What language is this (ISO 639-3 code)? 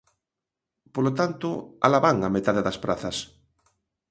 glg